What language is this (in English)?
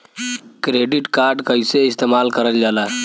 Bhojpuri